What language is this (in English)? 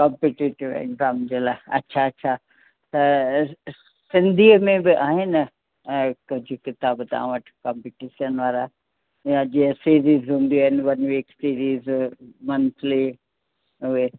Sindhi